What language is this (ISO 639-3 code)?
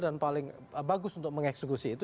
ind